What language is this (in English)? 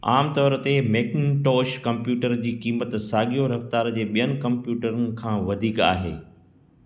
Sindhi